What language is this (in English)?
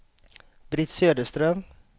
Swedish